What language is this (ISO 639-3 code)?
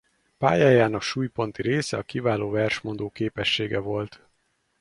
hun